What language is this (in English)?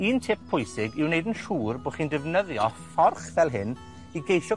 Welsh